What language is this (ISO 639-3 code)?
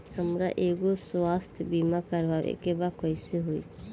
bho